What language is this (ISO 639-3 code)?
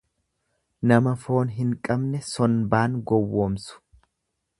orm